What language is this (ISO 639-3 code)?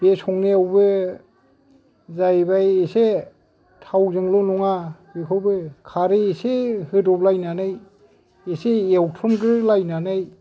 brx